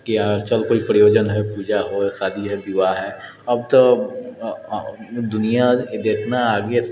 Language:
Maithili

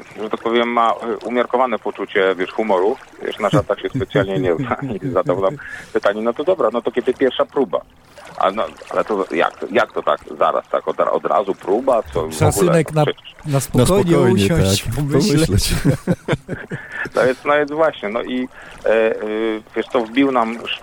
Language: Polish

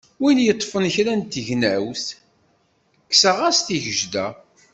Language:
Kabyle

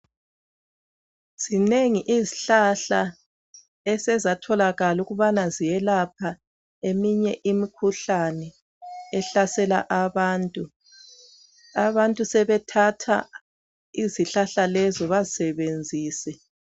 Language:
North Ndebele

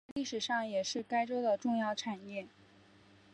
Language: Chinese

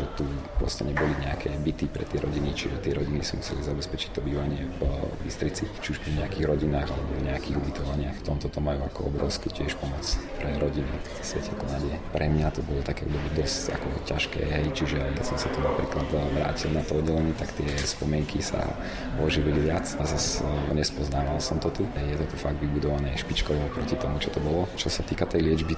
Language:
Slovak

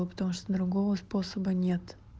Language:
Russian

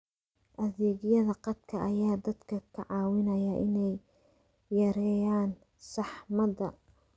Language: Somali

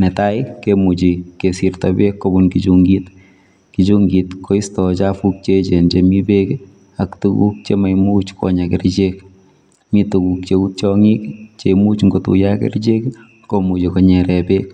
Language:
Kalenjin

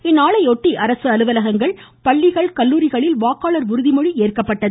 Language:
Tamil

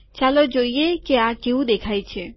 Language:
Gujarati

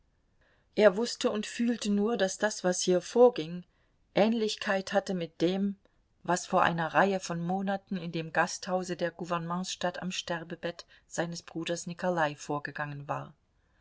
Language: German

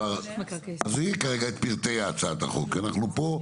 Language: Hebrew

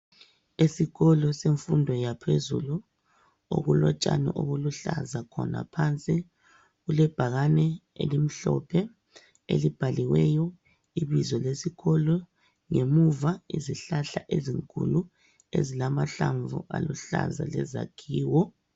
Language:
North Ndebele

